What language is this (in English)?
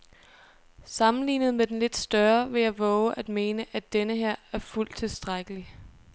Danish